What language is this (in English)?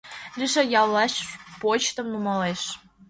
Mari